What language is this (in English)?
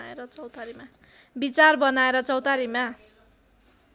Nepali